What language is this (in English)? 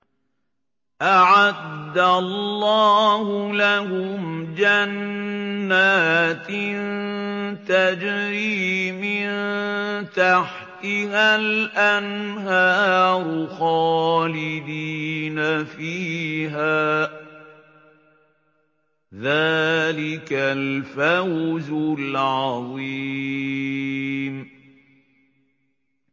Arabic